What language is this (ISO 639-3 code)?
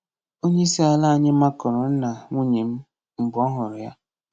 ibo